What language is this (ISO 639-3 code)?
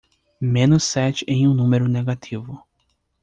por